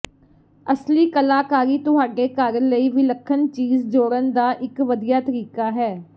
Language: Punjabi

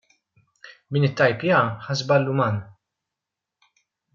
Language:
Maltese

